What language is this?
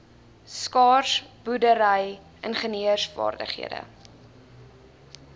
Afrikaans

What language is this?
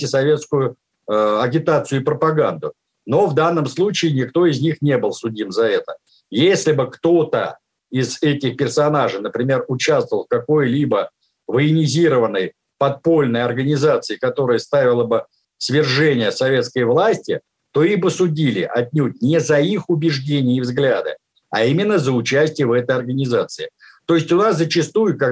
Russian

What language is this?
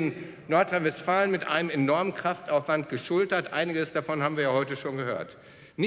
German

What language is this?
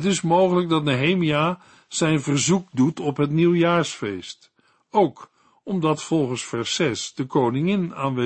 Dutch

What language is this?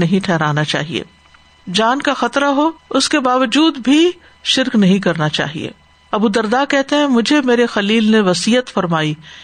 Urdu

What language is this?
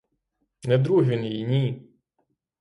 Ukrainian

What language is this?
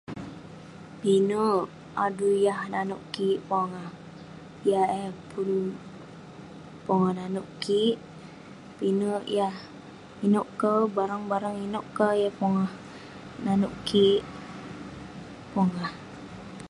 Western Penan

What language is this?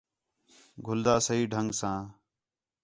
Khetrani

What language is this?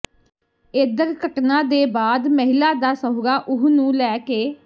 Punjabi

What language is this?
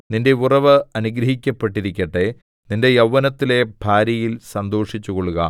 Malayalam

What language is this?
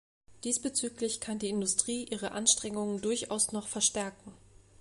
German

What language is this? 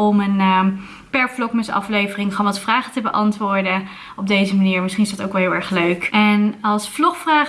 Dutch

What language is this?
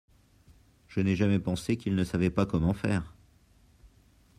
French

